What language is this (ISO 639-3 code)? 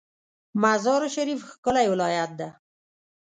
pus